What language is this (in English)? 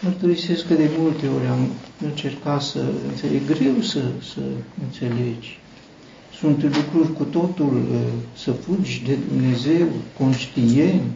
Romanian